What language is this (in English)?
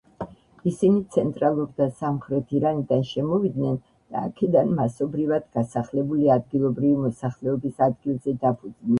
Georgian